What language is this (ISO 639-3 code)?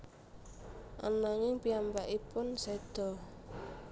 jav